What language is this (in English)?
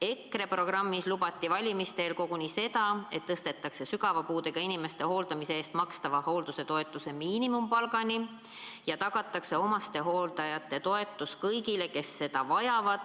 Estonian